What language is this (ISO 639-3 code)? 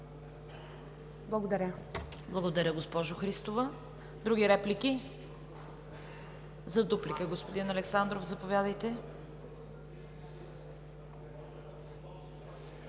bul